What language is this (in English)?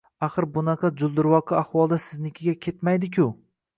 Uzbek